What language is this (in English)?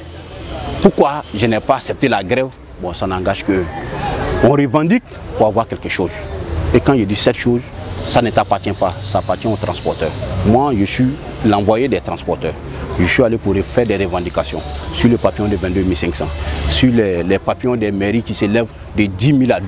French